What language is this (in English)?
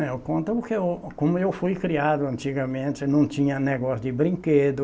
Portuguese